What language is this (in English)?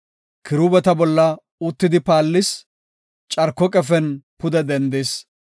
Gofa